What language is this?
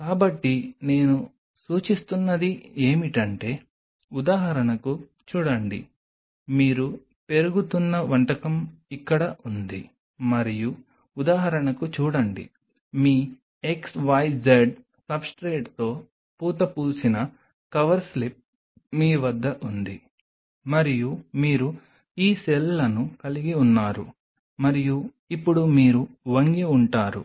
Telugu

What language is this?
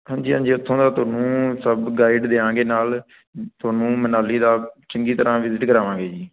Punjabi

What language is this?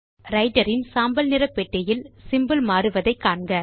Tamil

